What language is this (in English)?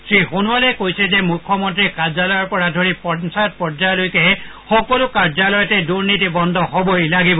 Assamese